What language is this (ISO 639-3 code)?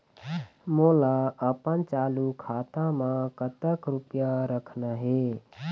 hne